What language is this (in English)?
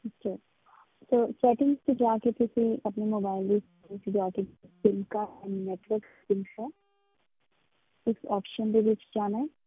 Punjabi